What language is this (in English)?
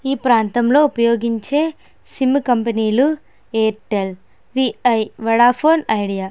Telugu